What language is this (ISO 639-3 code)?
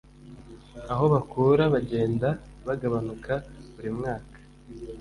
kin